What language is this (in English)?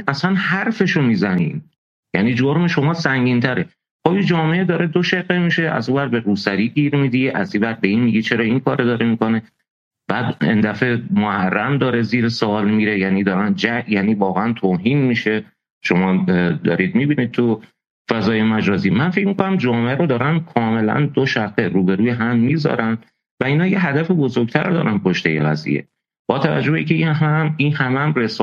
Persian